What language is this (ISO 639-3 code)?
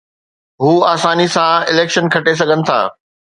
snd